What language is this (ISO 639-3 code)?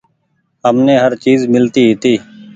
gig